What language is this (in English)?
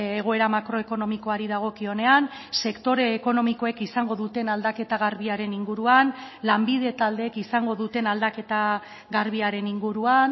Basque